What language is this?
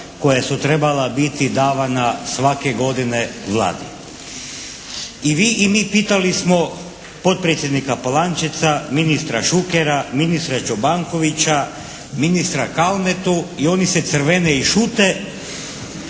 Croatian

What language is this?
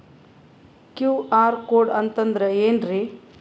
Kannada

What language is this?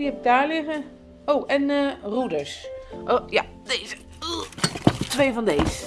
Dutch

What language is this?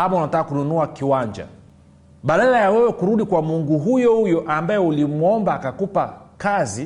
Swahili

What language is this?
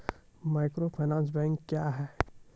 Maithili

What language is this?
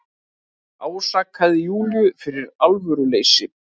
Icelandic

